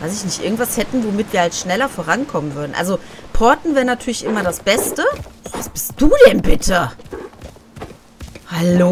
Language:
German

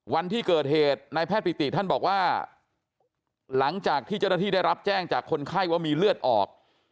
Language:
Thai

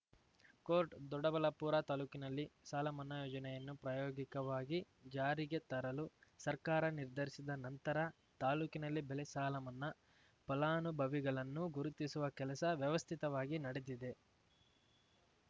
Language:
Kannada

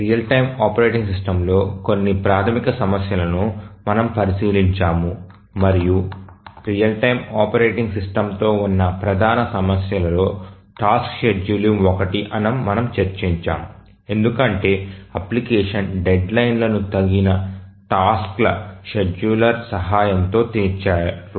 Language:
Telugu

